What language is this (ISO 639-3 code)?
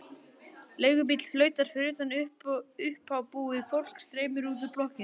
isl